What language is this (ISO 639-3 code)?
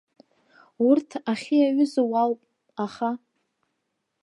abk